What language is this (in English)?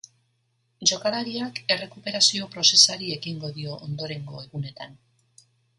Basque